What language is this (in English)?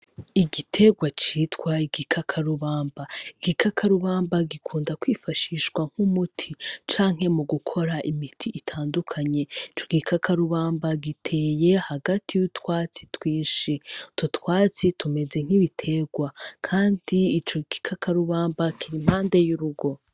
Rundi